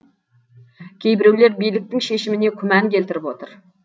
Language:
Kazakh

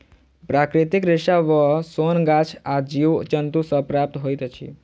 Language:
Maithili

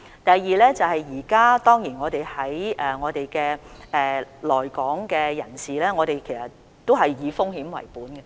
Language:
Cantonese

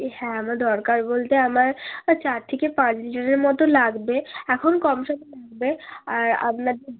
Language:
Bangla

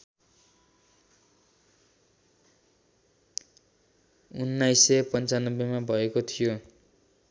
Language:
Nepali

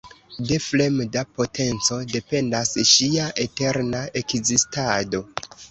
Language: Esperanto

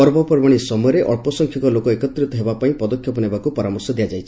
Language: Odia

